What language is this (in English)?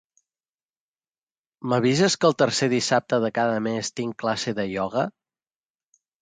Catalan